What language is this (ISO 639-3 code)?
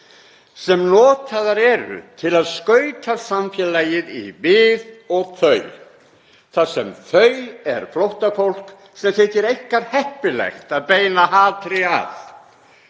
isl